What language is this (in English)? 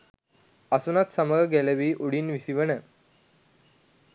Sinhala